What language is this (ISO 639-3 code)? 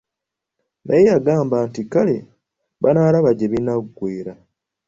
lug